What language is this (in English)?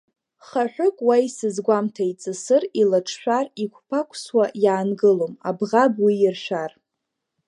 Abkhazian